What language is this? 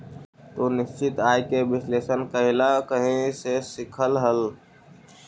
Magahi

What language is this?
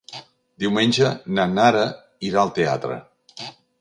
Catalan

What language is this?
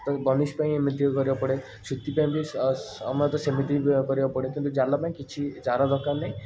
Odia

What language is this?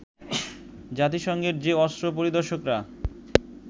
Bangla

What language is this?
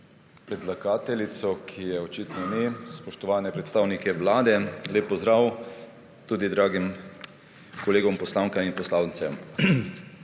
Slovenian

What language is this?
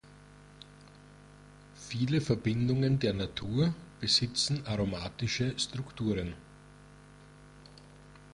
German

